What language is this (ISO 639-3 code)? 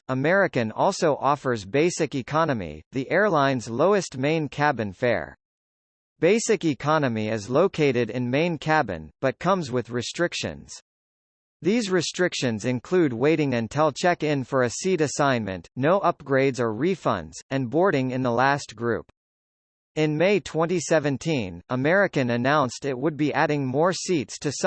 eng